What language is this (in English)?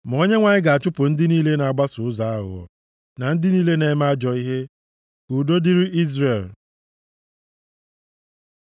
Igbo